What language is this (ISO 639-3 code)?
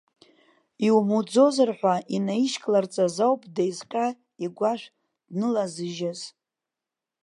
abk